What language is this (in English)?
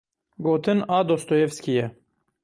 Kurdish